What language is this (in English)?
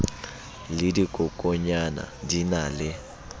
Southern Sotho